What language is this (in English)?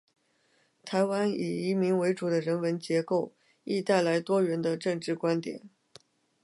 Chinese